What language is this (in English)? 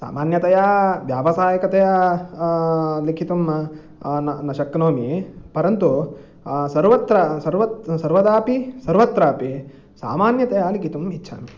Sanskrit